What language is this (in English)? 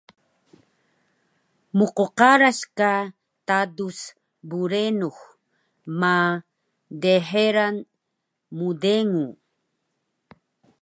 Taroko